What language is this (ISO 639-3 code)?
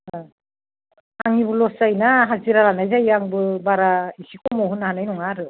brx